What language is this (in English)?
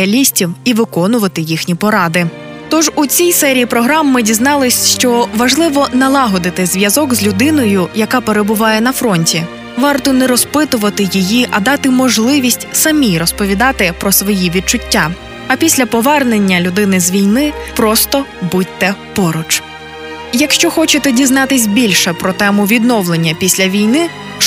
Ukrainian